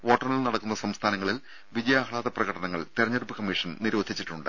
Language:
Malayalam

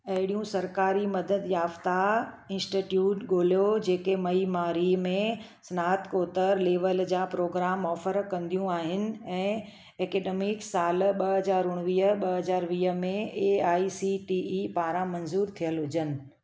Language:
Sindhi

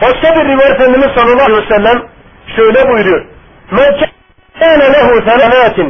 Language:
Turkish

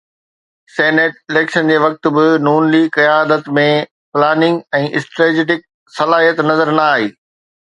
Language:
Sindhi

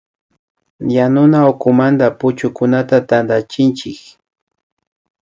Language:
Imbabura Highland Quichua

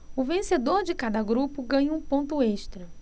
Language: Portuguese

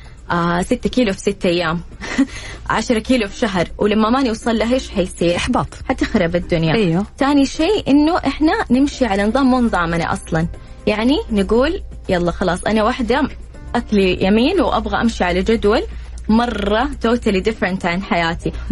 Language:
Arabic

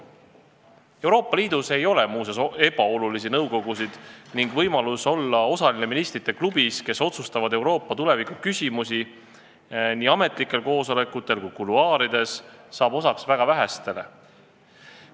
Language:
Estonian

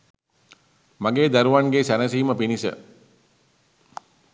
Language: Sinhala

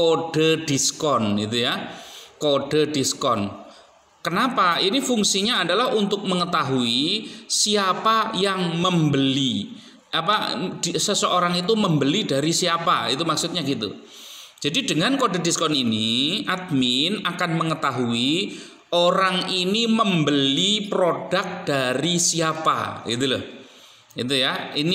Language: Indonesian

